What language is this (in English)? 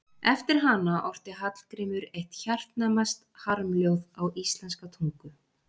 Icelandic